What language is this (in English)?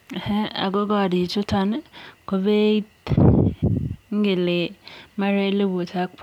Kalenjin